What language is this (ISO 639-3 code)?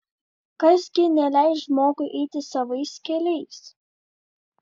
lit